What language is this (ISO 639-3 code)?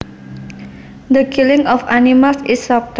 jav